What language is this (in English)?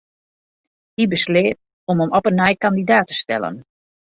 Western Frisian